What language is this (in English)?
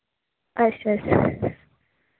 Dogri